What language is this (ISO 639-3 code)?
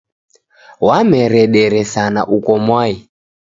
dav